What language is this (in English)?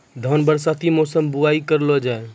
Maithili